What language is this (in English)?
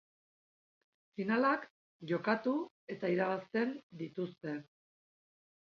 Basque